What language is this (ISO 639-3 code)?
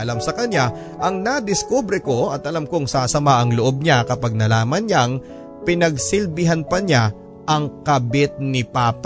fil